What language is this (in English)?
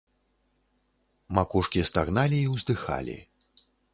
Belarusian